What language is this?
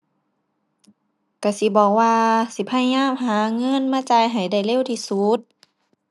Thai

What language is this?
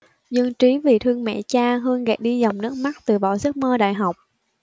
Vietnamese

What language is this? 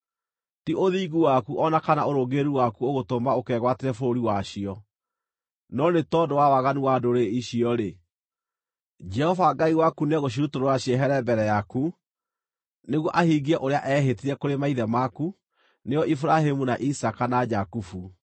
Kikuyu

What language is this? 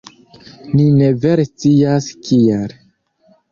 Esperanto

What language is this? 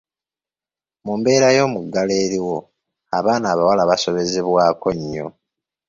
Ganda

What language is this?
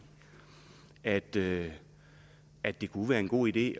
Danish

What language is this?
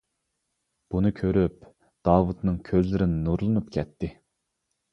Uyghur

